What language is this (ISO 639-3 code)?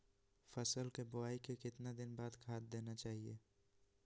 mag